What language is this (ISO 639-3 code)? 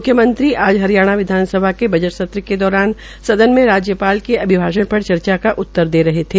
hin